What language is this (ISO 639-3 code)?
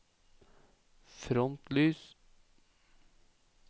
nor